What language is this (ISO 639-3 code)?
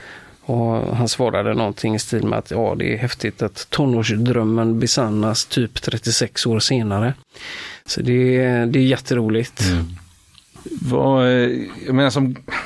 swe